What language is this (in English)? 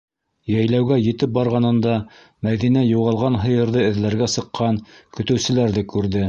Bashkir